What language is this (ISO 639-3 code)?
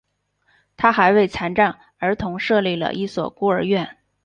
zho